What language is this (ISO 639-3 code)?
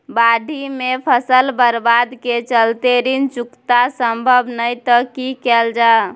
mai